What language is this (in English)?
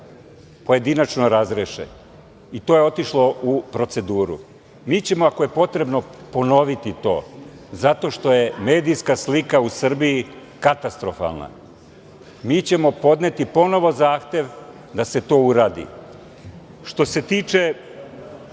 Serbian